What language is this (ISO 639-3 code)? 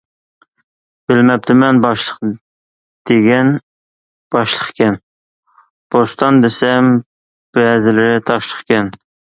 uig